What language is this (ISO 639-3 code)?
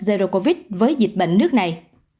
vie